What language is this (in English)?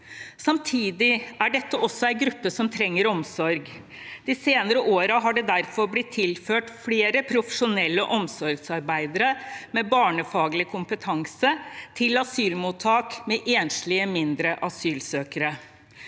Norwegian